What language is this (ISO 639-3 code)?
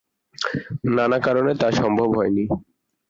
ben